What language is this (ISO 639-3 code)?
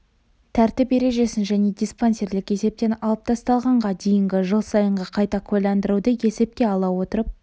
kaz